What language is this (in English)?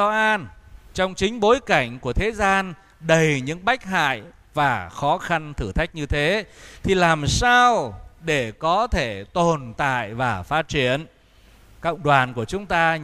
Vietnamese